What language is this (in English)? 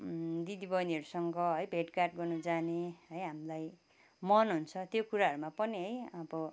Nepali